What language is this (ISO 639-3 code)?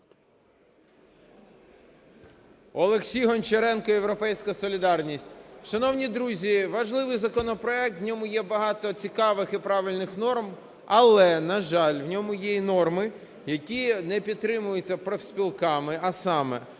ukr